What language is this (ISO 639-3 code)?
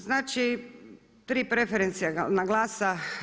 hrv